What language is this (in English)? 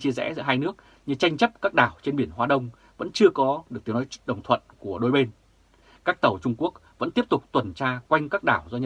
Vietnamese